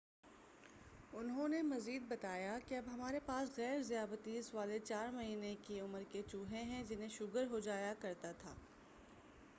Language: Urdu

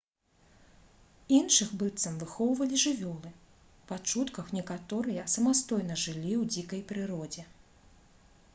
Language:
Belarusian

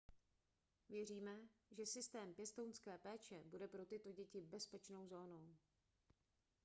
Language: Czech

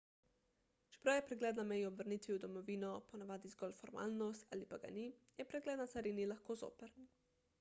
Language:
Slovenian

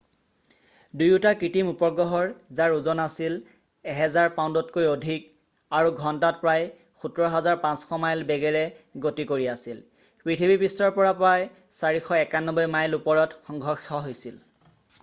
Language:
Assamese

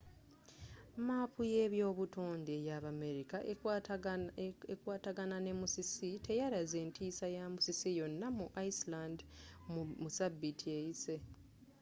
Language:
Ganda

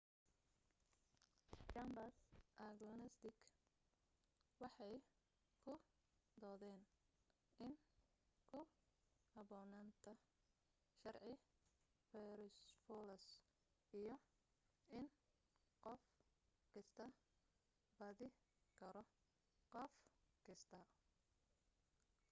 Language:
Somali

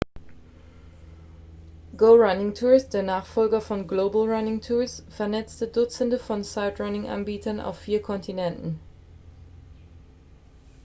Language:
German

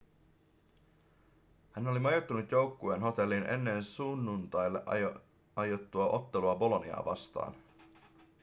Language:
Finnish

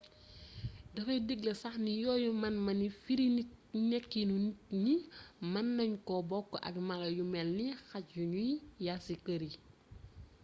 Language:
Wolof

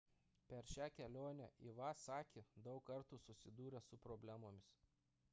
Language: Lithuanian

